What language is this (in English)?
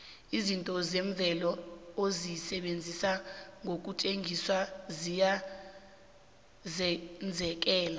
South Ndebele